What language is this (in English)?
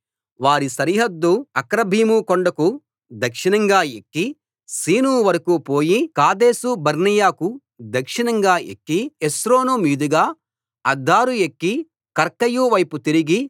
Telugu